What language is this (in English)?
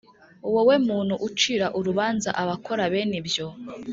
Kinyarwanda